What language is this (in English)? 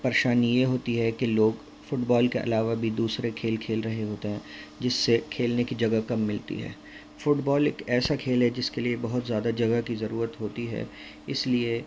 Urdu